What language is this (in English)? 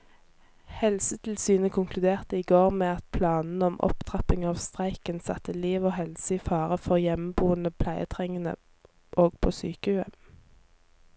Norwegian